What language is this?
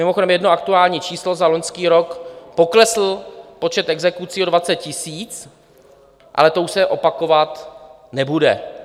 Czech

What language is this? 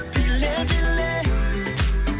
Kazakh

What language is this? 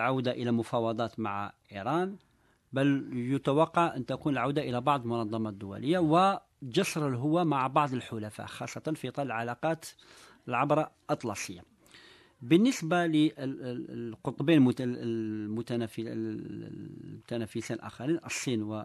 Arabic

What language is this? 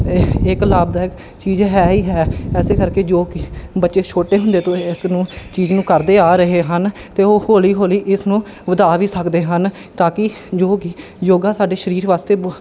Punjabi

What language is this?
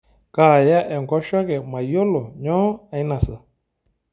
Masai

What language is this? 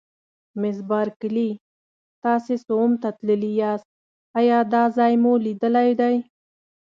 Pashto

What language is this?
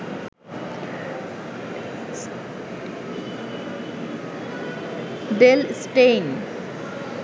Bangla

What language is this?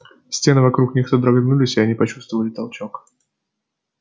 Russian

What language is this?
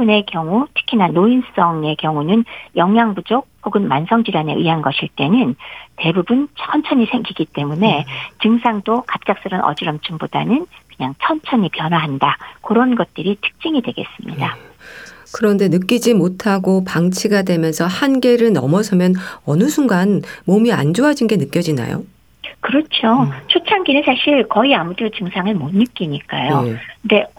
Korean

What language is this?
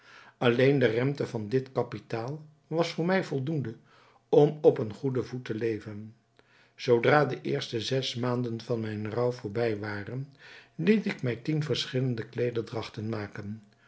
Dutch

